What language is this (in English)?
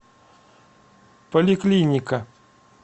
Russian